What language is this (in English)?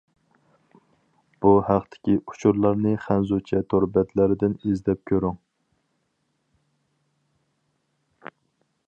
Uyghur